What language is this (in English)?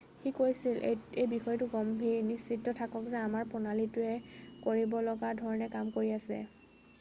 Assamese